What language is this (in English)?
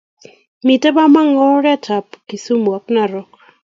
Kalenjin